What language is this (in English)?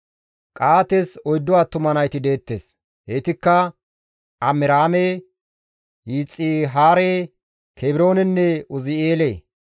Gamo